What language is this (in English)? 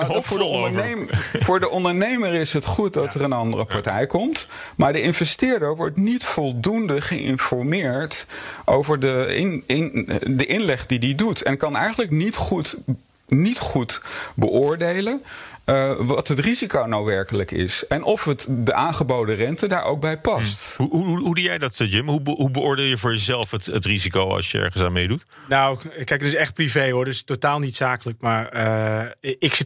Dutch